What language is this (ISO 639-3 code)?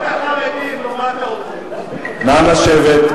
heb